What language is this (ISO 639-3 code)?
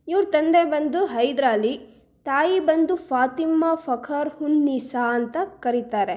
kan